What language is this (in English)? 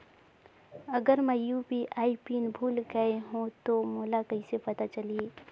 Chhattisgarhi